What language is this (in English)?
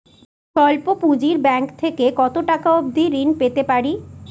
Bangla